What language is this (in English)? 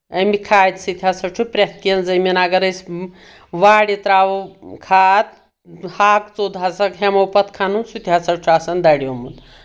Kashmiri